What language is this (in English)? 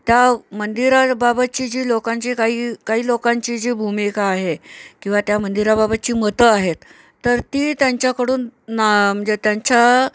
Marathi